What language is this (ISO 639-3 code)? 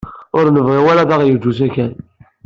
kab